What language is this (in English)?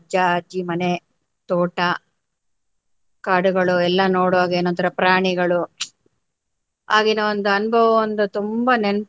Kannada